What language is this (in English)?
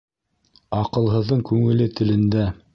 Bashkir